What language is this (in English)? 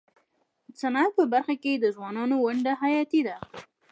Pashto